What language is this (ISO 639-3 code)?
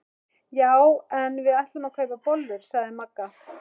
isl